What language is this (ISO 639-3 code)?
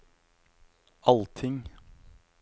nor